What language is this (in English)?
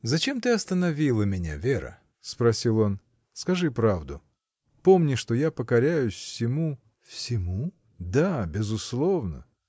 Russian